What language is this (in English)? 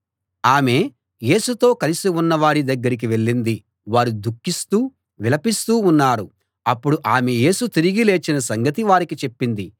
Telugu